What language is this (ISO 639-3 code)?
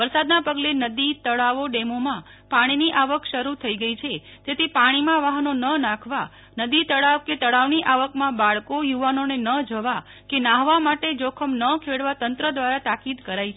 guj